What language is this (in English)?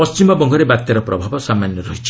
Odia